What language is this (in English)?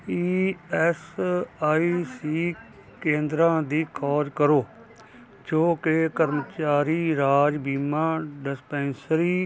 Punjabi